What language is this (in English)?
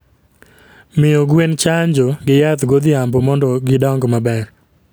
Luo (Kenya and Tanzania)